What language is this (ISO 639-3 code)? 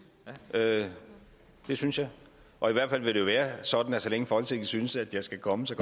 dan